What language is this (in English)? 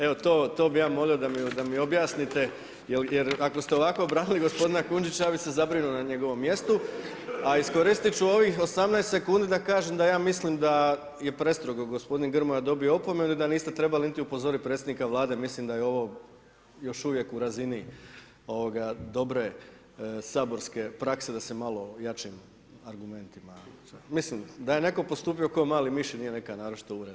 Croatian